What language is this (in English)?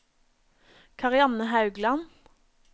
Norwegian